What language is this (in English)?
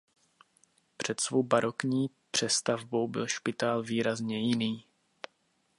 Czech